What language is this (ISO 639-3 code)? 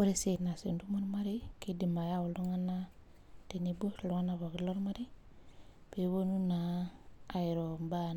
mas